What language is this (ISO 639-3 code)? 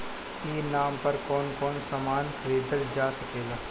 bho